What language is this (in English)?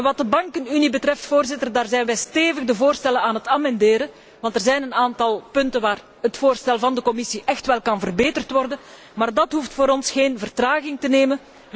Dutch